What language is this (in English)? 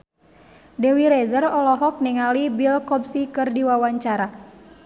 Sundanese